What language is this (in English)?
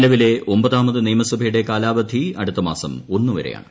Malayalam